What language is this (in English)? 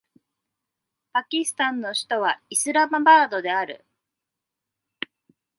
Japanese